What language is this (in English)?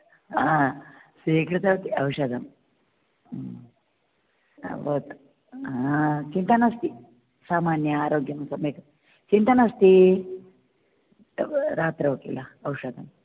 Sanskrit